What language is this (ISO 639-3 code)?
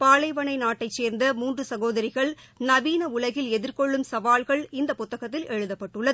tam